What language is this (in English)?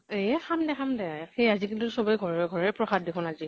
Assamese